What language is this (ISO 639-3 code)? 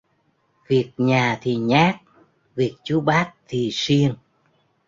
vie